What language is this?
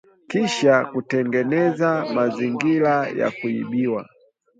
Swahili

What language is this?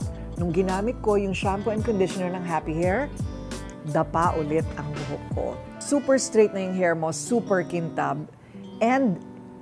Filipino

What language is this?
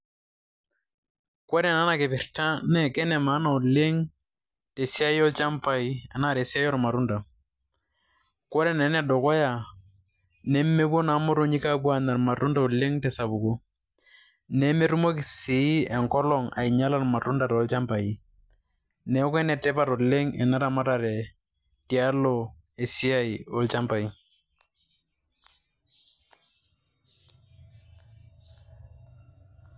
Masai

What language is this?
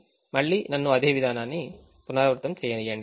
Telugu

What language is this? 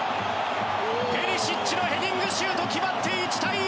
Japanese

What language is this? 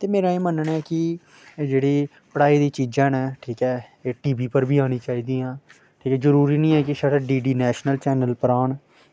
Dogri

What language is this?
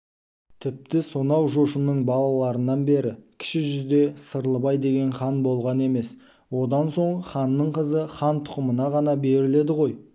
Kazakh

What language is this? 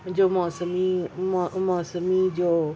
Urdu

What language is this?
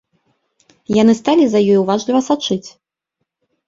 Belarusian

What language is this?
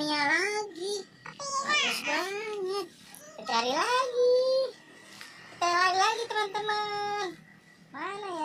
Indonesian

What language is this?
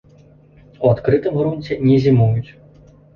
Belarusian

